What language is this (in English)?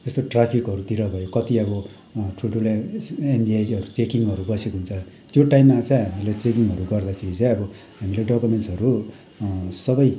Nepali